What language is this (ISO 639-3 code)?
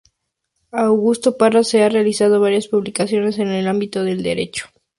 spa